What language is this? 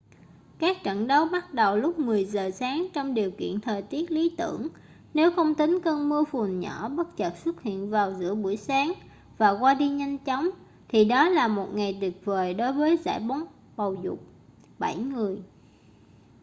Vietnamese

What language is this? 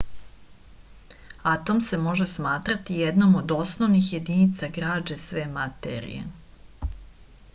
Serbian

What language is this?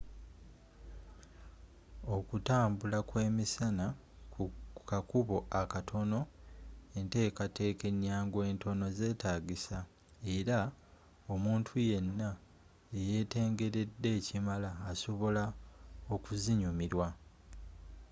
Ganda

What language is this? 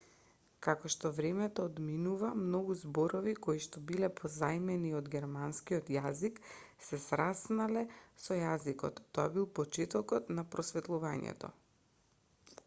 Macedonian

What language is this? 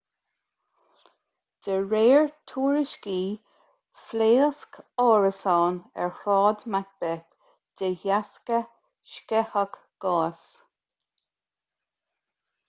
Irish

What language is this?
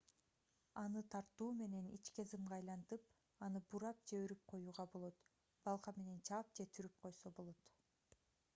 Kyrgyz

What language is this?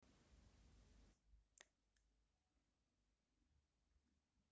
Nyanja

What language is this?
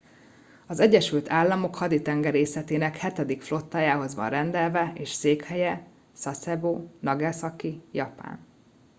Hungarian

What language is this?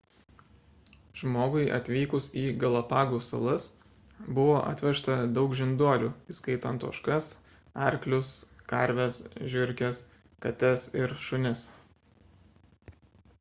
Lithuanian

